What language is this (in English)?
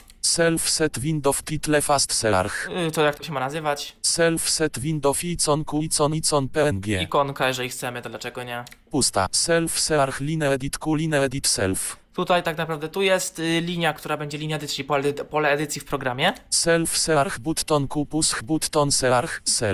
Polish